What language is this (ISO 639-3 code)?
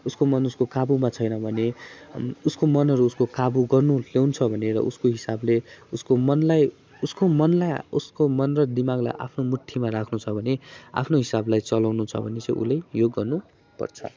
nep